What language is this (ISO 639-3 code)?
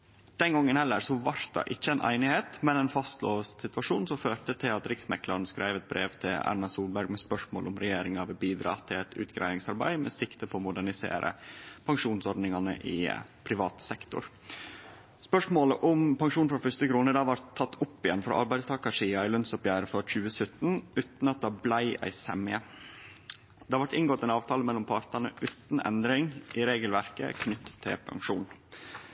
nno